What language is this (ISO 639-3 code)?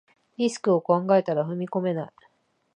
jpn